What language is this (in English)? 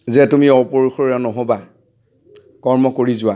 Assamese